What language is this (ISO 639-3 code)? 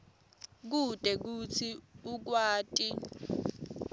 ssw